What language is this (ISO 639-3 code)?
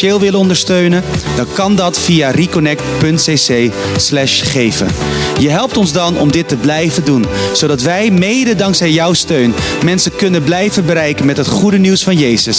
nld